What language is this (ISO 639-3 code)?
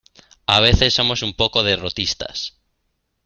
spa